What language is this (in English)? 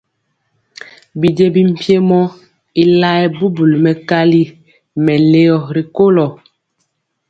Mpiemo